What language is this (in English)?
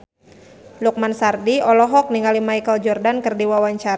Sundanese